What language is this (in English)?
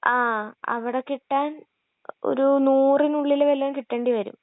Malayalam